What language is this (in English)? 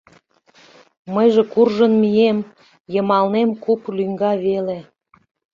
Mari